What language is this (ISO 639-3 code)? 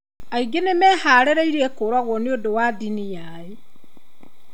kik